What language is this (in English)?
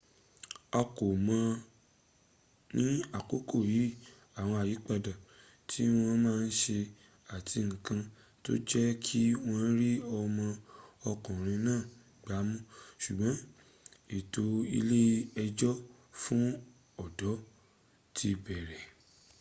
Yoruba